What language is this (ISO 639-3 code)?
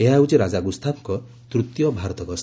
ori